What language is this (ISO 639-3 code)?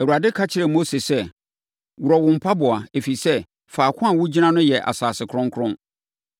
aka